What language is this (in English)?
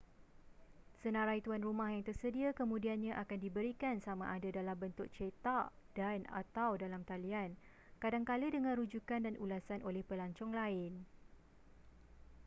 Malay